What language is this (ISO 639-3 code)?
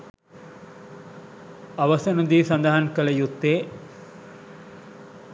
sin